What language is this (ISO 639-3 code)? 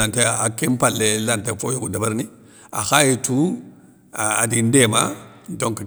snk